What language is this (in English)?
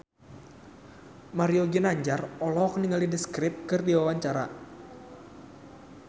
Sundanese